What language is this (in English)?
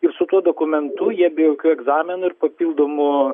Lithuanian